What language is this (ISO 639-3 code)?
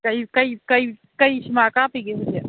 mni